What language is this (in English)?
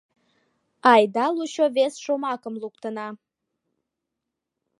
Mari